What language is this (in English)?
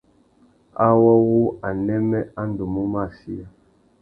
Tuki